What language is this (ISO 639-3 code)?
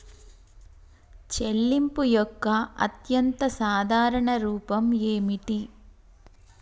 tel